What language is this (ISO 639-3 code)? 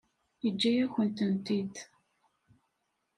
kab